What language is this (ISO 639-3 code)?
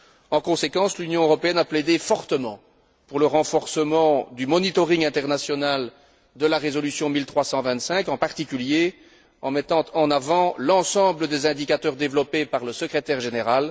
fra